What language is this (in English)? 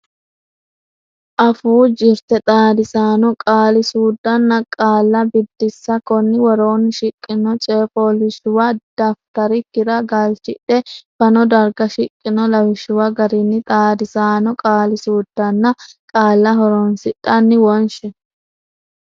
Sidamo